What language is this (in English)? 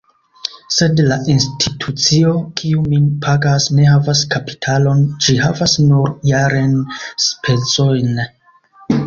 Esperanto